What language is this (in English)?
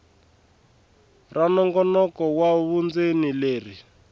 Tsonga